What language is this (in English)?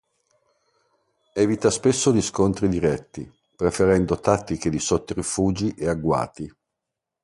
Italian